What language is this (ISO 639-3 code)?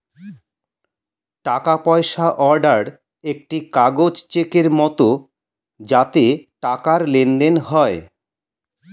ben